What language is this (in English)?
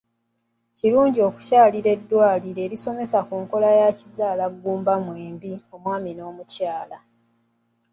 Ganda